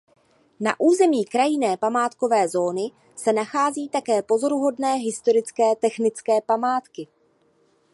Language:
Czech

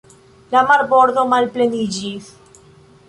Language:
Esperanto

